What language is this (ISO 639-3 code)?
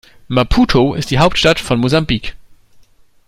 deu